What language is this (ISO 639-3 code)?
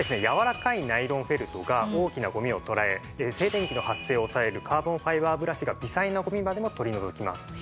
jpn